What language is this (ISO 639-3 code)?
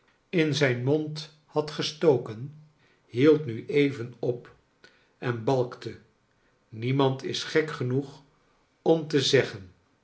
nld